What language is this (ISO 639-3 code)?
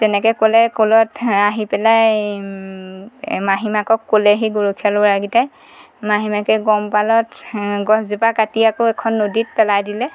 asm